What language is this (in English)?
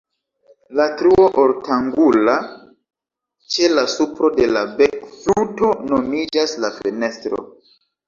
Esperanto